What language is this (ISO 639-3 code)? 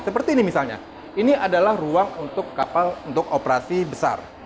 ind